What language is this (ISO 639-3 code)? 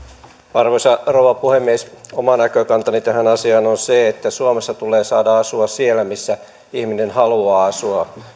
fin